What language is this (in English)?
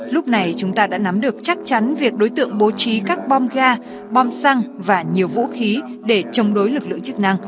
Vietnamese